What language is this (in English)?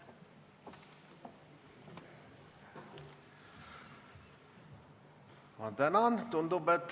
Estonian